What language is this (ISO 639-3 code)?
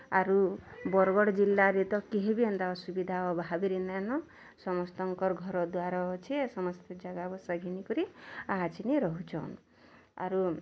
ori